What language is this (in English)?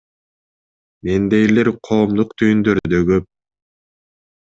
Kyrgyz